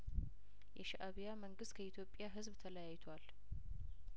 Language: Amharic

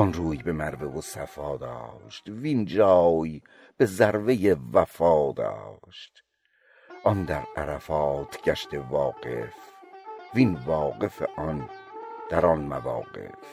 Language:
Persian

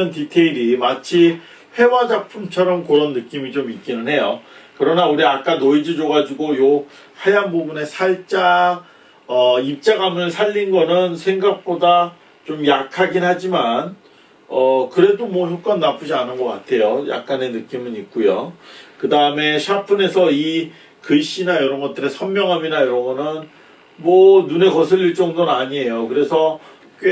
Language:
Korean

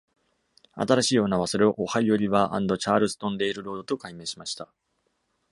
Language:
Japanese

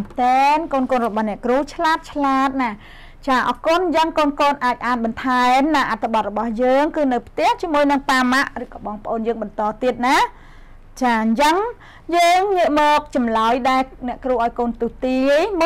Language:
Vietnamese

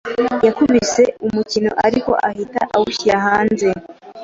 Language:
Kinyarwanda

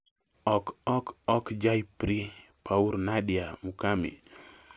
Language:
Luo (Kenya and Tanzania)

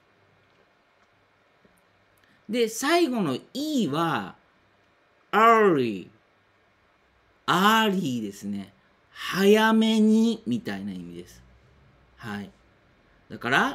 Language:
Japanese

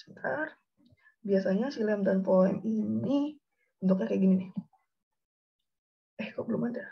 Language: Indonesian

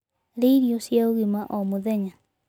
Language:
Kikuyu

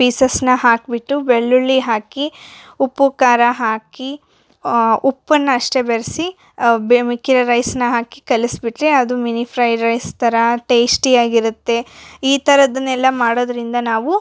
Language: Kannada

